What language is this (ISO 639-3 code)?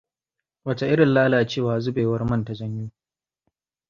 hau